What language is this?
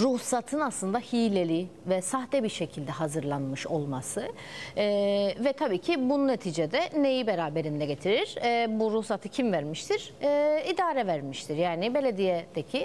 Turkish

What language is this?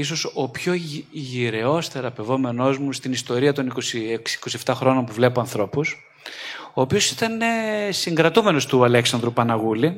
Greek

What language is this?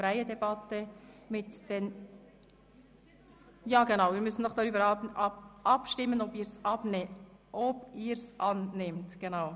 Swiss German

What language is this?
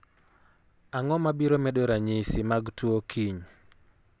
Luo (Kenya and Tanzania)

